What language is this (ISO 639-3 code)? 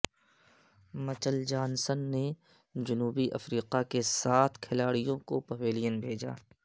urd